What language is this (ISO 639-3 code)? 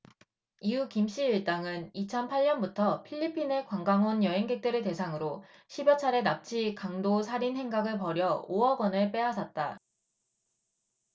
kor